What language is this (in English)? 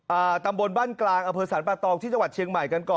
Thai